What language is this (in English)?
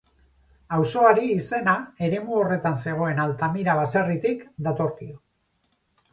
Basque